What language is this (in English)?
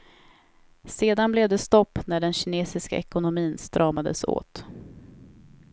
Swedish